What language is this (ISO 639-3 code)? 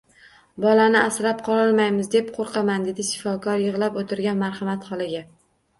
uzb